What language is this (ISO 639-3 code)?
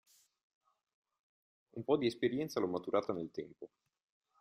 ita